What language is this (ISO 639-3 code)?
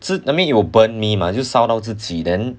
eng